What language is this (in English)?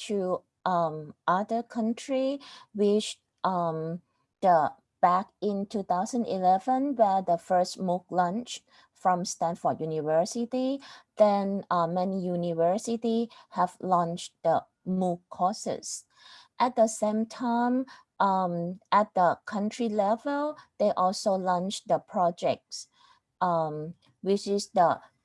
English